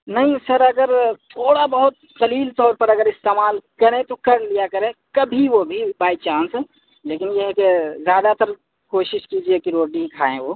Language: Urdu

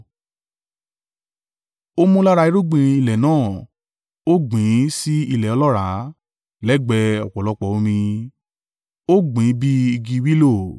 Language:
Yoruba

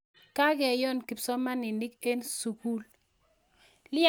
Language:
Kalenjin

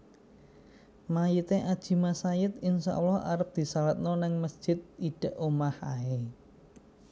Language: Javanese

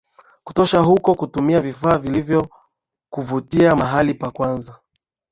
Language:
Swahili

